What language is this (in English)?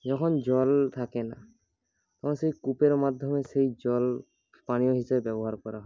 Bangla